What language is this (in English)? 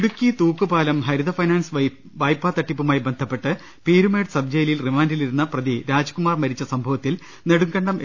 Malayalam